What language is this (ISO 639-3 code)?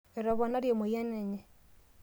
mas